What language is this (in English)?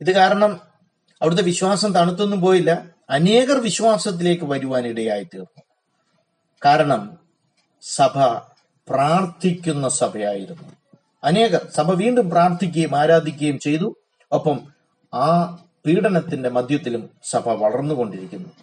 Malayalam